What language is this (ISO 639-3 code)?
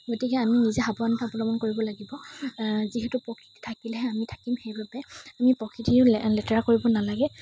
asm